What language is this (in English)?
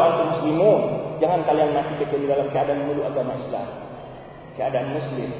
Malay